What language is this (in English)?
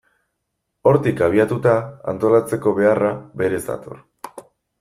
Basque